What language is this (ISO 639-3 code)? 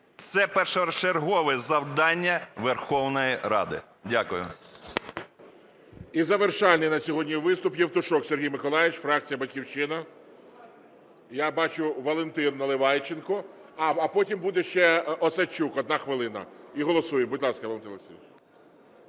ukr